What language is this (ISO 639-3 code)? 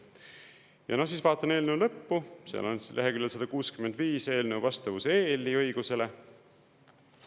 est